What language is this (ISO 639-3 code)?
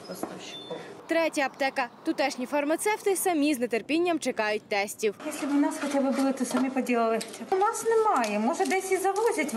ukr